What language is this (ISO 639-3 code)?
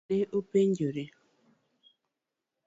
luo